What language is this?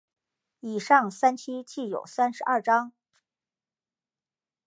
Chinese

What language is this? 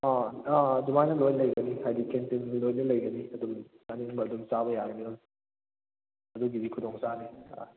Manipuri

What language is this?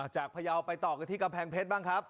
Thai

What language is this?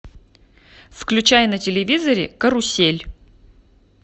Russian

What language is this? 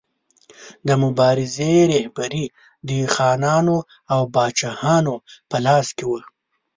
Pashto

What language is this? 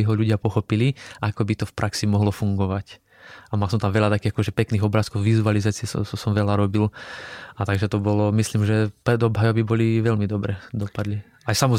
Slovak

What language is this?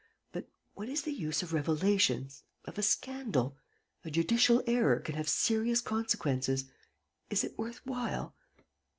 English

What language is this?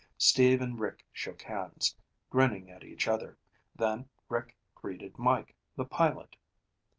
English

